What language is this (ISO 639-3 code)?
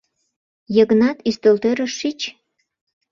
chm